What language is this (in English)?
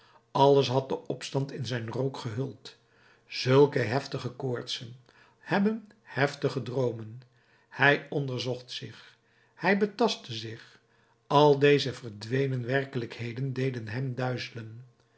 Dutch